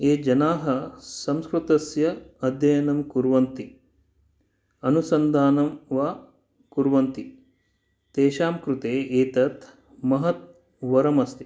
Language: Sanskrit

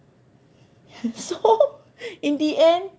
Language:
English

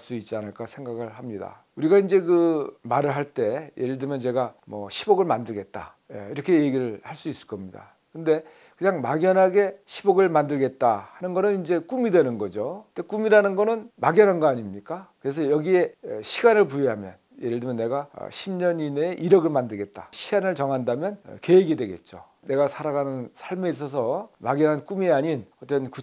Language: Korean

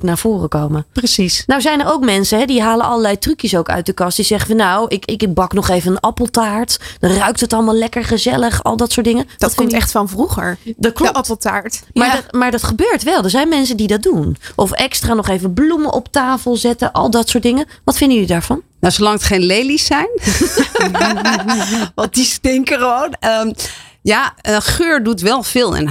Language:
Dutch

